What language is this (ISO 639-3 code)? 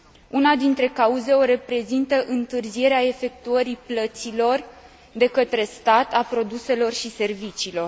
ron